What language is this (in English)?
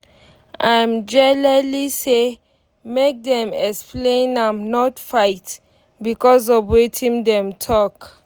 Nigerian Pidgin